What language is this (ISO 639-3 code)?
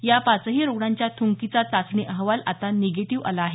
mar